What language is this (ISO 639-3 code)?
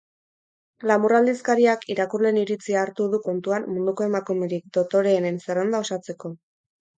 eus